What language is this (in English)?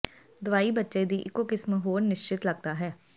Punjabi